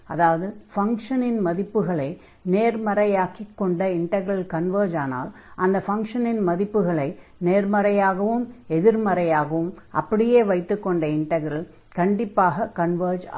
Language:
Tamil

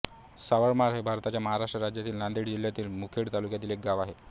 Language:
Marathi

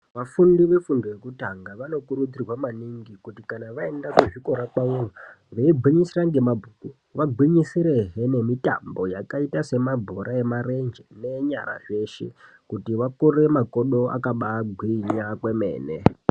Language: Ndau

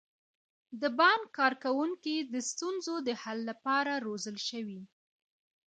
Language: Pashto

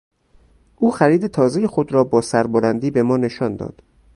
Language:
Persian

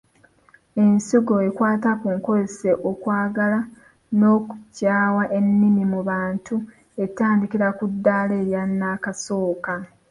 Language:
Ganda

